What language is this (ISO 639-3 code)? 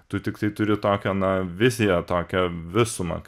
lit